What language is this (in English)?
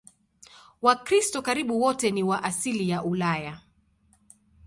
Swahili